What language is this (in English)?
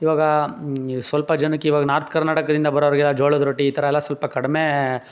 Kannada